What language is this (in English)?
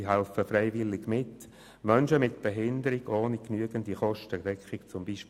Swiss German